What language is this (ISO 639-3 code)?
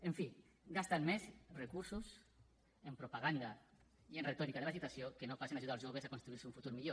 cat